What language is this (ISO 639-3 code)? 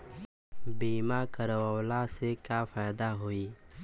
bho